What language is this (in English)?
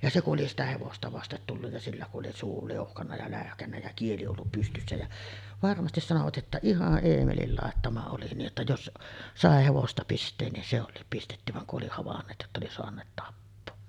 Finnish